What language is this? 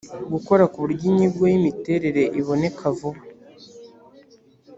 Kinyarwanda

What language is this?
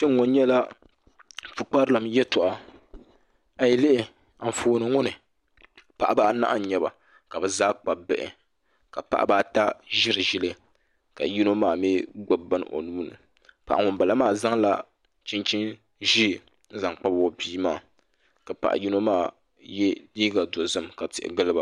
Dagbani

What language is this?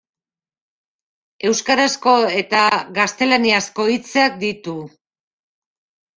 Basque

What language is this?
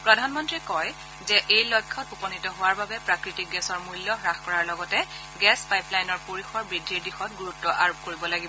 Assamese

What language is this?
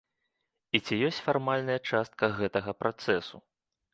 Belarusian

